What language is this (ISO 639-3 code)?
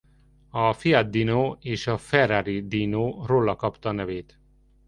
hun